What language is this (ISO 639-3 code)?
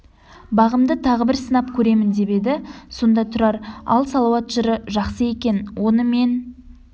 kaz